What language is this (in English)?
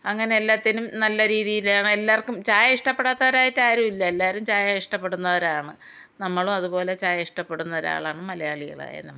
Malayalam